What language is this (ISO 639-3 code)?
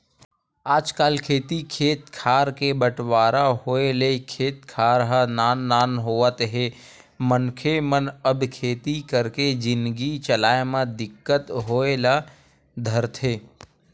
hne